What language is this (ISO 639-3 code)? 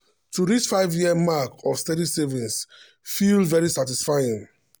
pcm